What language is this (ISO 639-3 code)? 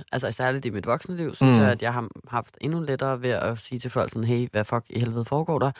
dan